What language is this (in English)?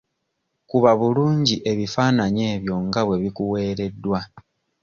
Ganda